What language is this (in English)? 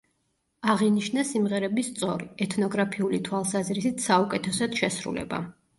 Georgian